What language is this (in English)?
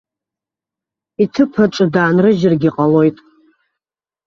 Abkhazian